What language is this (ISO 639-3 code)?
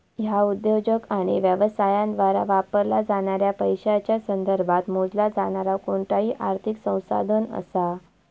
mar